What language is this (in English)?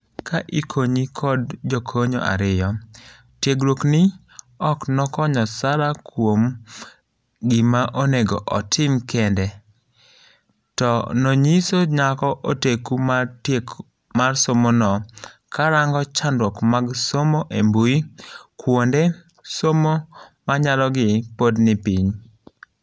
Luo (Kenya and Tanzania)